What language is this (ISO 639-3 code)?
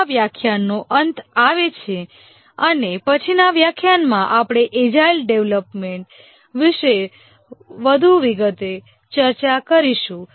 guj